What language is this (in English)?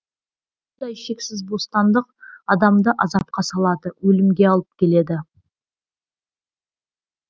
Kazakh